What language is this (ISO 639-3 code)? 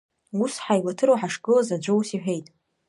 abk